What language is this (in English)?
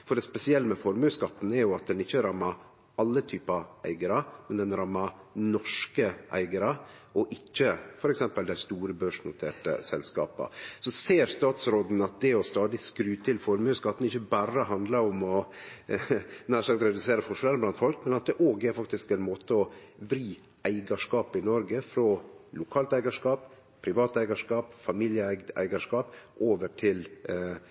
Norwegian Nynorsk